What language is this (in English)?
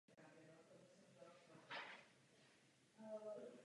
Czech